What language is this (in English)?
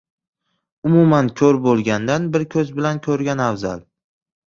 Uzbek